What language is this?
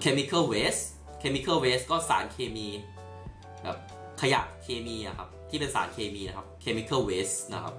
Thai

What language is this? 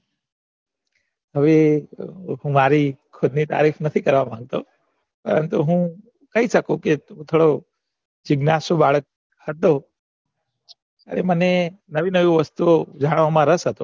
Gujarati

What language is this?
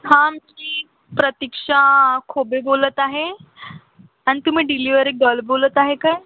Marathi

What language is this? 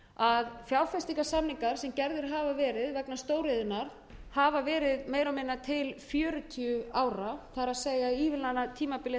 Icelandic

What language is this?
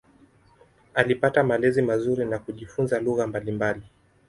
Swahili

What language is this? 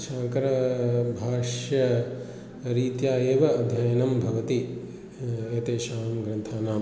Sanskrit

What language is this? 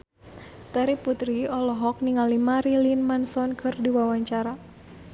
Sundanese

